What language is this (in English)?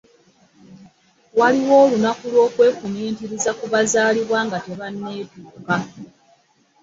Ganda